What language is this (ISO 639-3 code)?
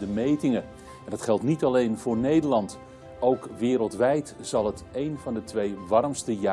nld